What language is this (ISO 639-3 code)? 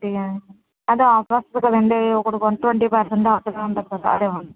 tel